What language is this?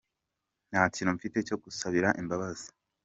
Kinyarwanda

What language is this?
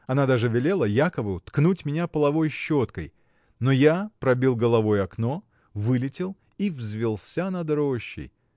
Russian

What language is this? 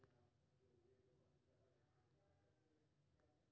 Maithili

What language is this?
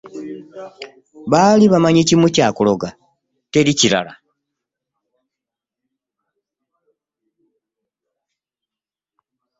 Ganda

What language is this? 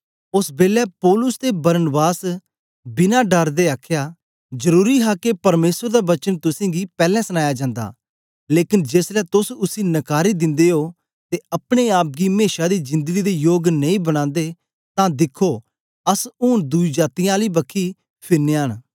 Dogri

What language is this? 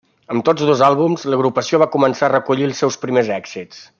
Catalan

